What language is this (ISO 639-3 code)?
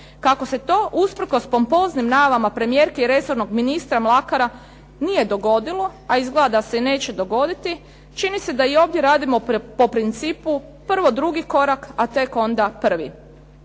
hrv